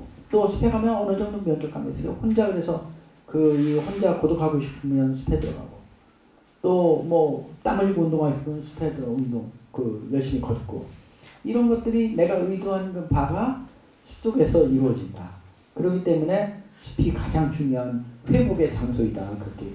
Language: Korean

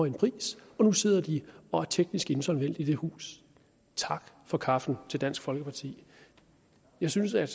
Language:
Danish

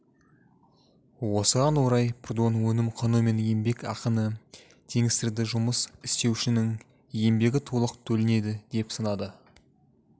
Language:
Kazakh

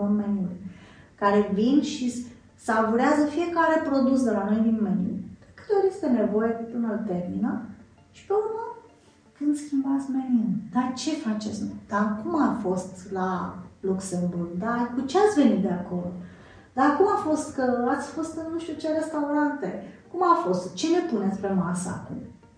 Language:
Romanian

